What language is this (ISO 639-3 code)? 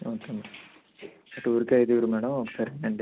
tel